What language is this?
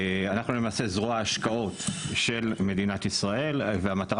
Hebrew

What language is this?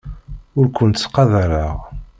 Kabyle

